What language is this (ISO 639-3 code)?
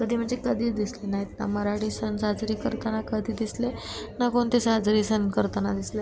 mar